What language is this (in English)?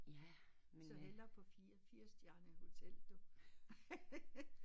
Danish